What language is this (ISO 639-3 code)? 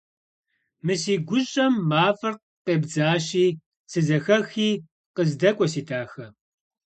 kbd